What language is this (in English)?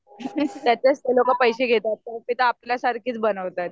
Marathi